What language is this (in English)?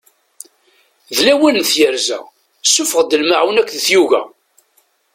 Kabyle